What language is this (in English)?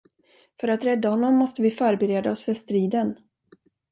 Swedish